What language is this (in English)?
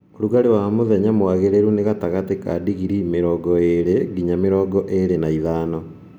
Kikuyu